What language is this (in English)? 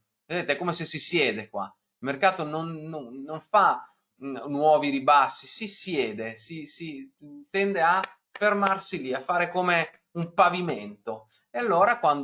Italian